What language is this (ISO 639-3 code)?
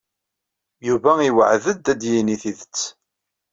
kab